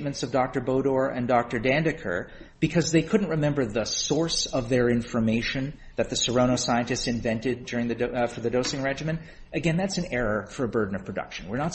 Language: English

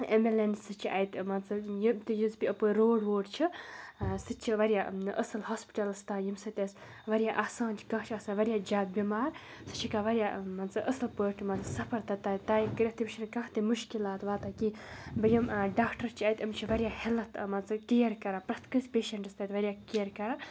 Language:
Kashmiri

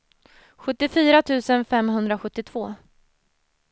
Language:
Swedish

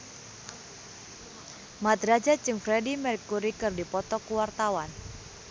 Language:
Sundanese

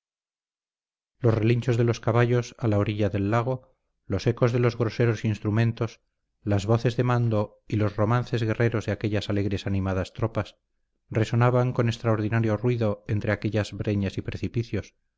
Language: Spanish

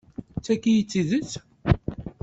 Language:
Kabyle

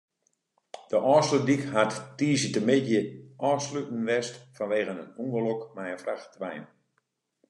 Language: Western Frisian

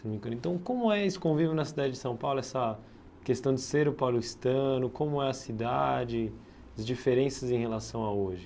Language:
Portuguese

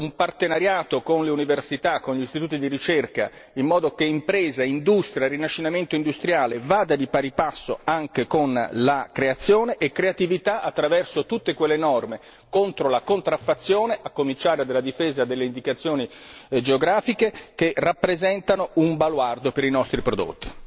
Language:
Italian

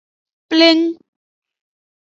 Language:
Aja (Benin)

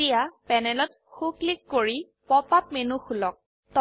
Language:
Assamese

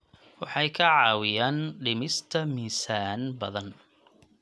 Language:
Somali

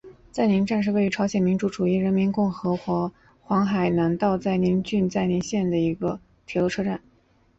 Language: Chinese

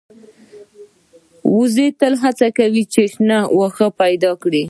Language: Pashto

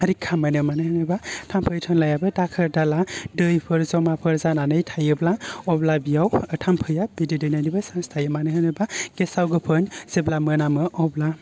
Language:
Bodo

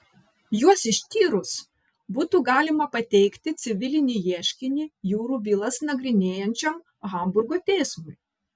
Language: Lithuanian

